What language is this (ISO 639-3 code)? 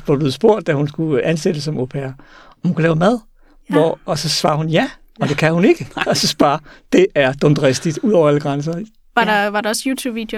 dan